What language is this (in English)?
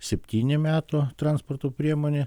Lithuanian